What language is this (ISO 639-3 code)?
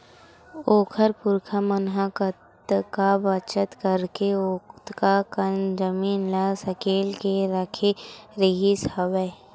hne